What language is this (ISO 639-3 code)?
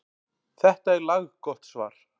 isl